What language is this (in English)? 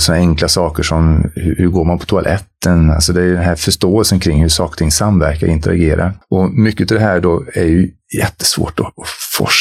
Swedish